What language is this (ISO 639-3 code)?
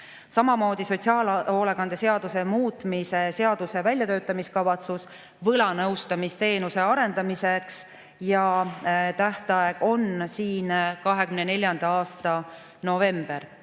est